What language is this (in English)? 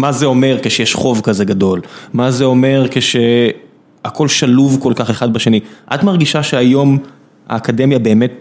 Hebrew